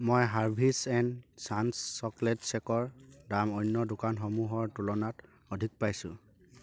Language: Assamese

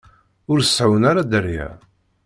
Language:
Kabyle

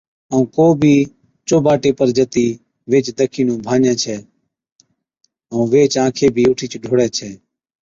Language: Od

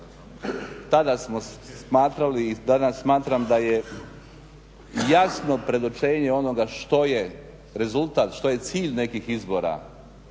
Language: Croatian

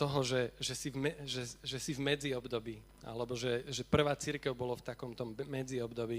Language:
Slovak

